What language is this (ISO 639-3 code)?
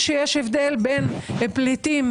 heb